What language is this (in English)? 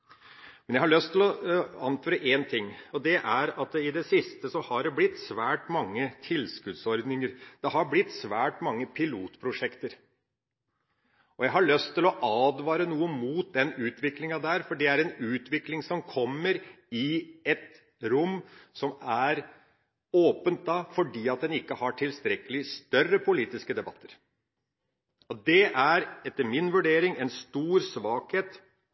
Norwegian Bokmål